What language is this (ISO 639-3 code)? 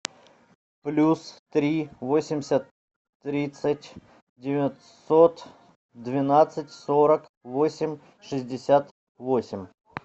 rus